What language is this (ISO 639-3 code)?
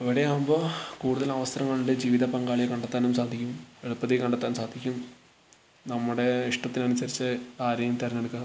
mal